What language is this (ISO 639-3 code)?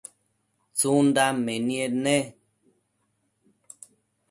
mcf